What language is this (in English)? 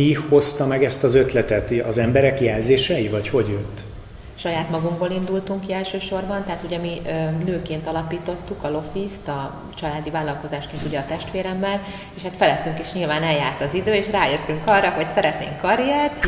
Hungarian